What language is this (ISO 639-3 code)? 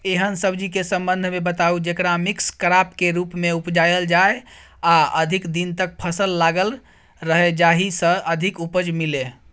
mai